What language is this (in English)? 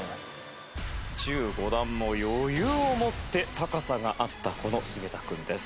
Japanese